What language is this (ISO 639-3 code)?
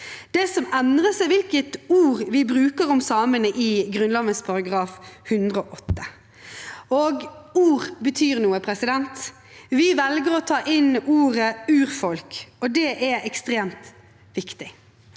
nor